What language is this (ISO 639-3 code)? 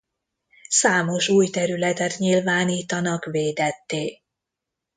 hun